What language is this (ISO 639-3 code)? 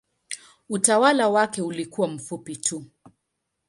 swa